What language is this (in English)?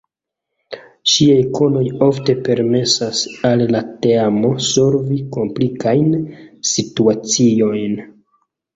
Esperanto